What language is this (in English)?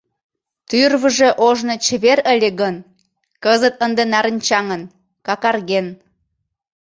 Mari